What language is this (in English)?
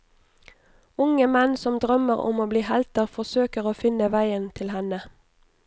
Norwegian